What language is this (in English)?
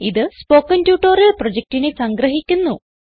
Malayalam